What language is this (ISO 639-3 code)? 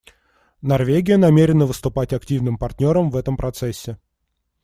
rus